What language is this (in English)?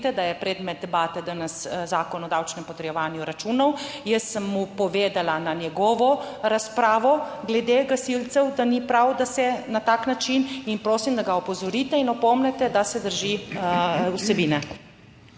Slovenian